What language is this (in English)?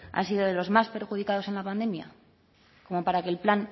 Spanish